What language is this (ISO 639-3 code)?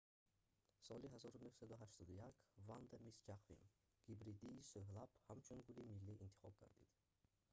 tgk